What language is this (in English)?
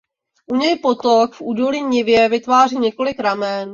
Czech